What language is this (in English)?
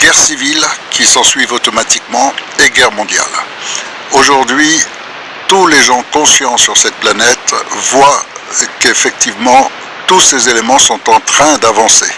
French